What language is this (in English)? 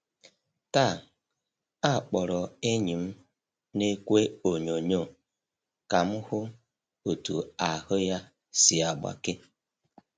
Igbo